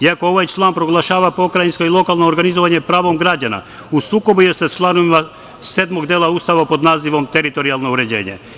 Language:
Serbian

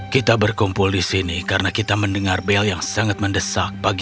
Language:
Indonesian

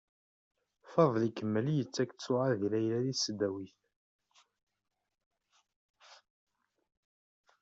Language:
Kabyle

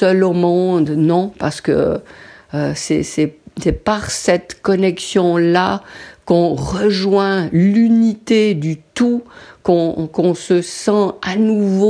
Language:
French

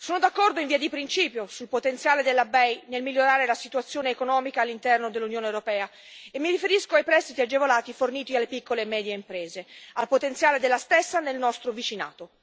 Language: Italian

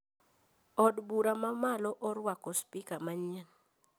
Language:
Luo (Kenya and Tanzania)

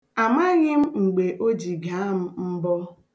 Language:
Igbo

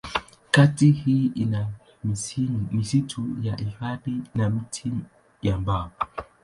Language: Swahili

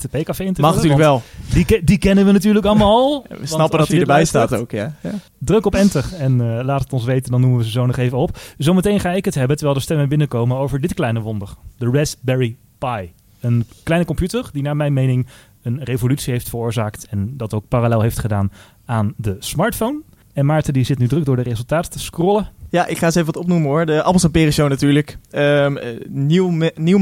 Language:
Dutch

